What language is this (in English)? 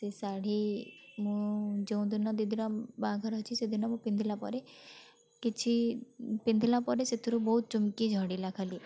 Odia